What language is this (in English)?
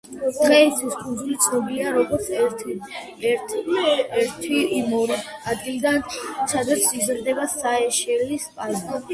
Georgian